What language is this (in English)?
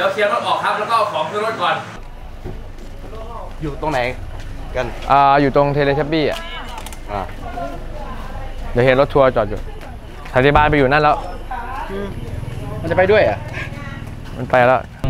Thai